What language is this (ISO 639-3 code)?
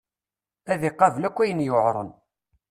kab